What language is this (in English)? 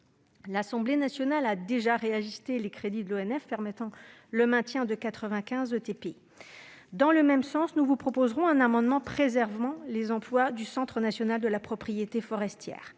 French